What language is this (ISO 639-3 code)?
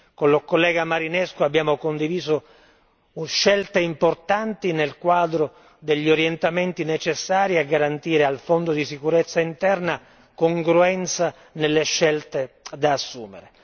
ita